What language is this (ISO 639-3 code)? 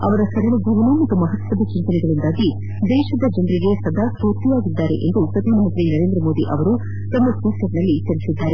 kan